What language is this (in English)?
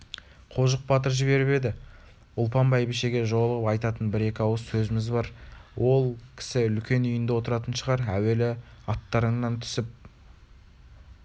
Kazakh